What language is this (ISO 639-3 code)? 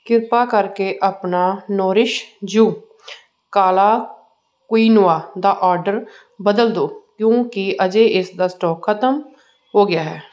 pan